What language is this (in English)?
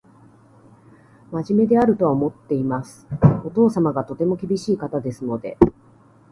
Japanese